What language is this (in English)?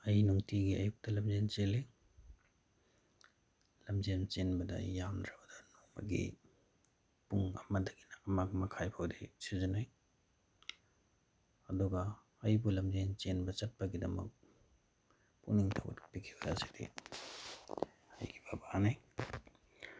Manipuri